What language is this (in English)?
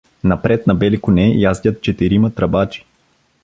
Bulgarian